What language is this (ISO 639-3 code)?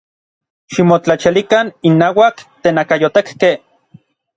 nlv